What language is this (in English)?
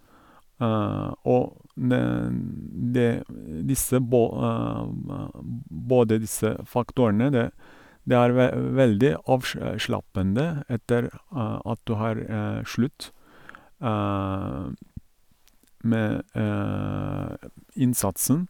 Norwegian